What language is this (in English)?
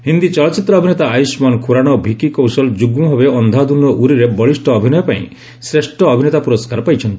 Odia